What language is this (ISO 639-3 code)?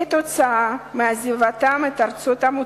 heb